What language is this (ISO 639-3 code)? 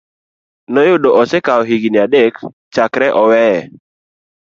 luo